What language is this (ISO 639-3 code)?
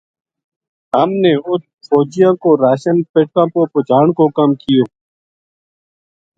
gju